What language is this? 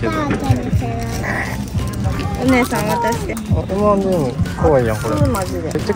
Japanese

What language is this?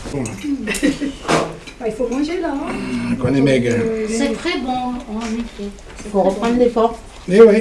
French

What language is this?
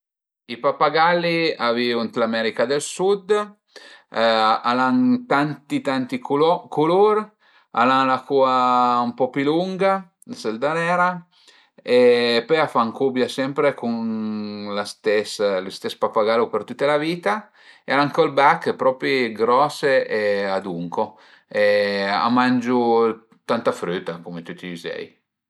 Piedmontese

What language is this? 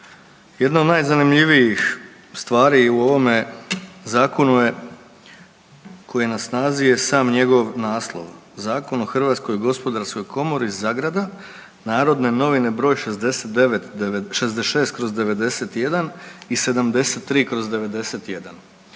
Croatian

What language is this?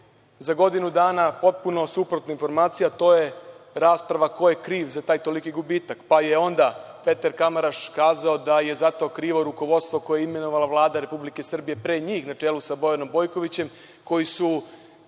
Serbian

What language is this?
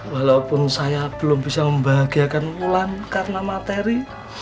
Indonesian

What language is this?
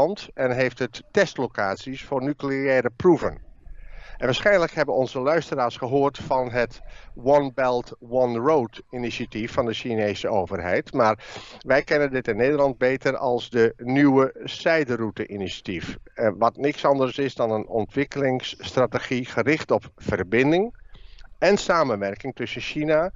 Dutch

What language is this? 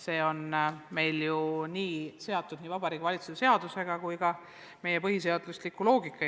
Estonian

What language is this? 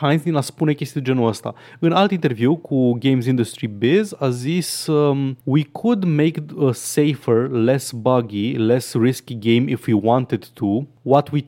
Romanian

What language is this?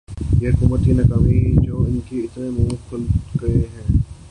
Urdu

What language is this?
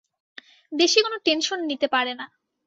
Bangla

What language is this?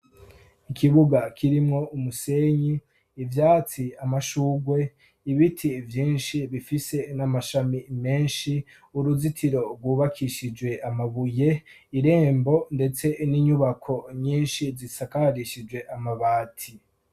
Rundi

